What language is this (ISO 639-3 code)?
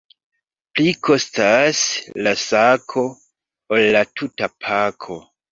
epo